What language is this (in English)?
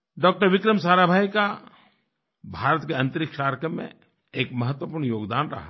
Hindi